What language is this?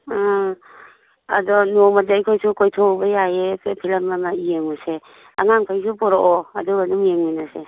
Manipuri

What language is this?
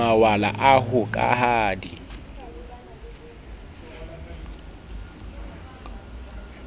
Southern Sotho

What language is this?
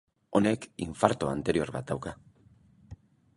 Basque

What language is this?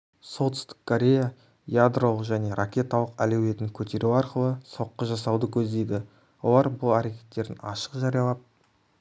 Kazakh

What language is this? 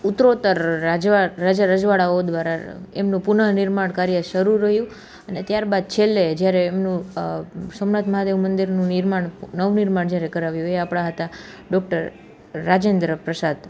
Gujarati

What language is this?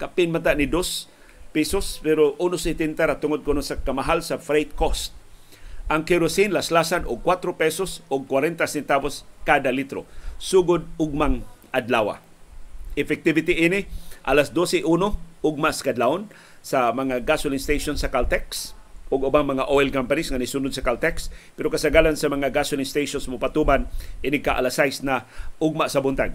Filipino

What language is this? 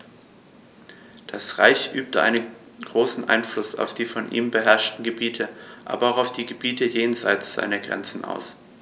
German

